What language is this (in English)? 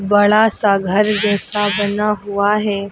Hindi